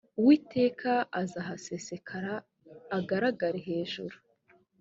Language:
Kinyarwanda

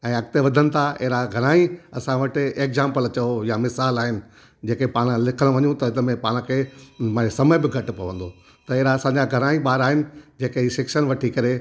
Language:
Sindhi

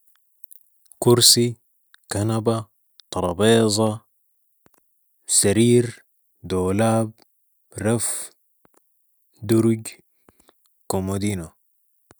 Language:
Sudanese Arabic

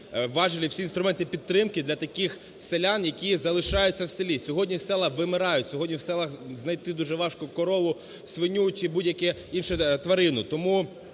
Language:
Ukrainian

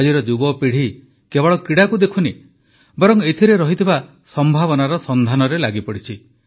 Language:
Odia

